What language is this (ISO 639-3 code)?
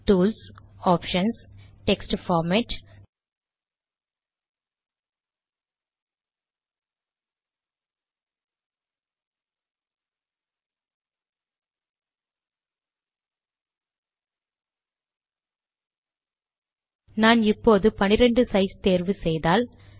tam